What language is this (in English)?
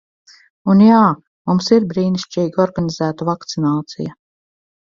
Latvian